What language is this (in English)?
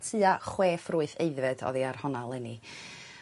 Welsh